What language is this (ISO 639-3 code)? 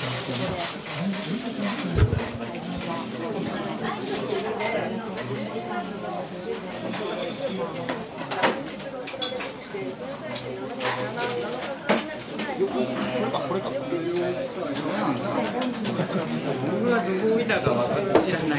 jpn